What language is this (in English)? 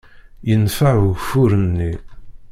Kabyle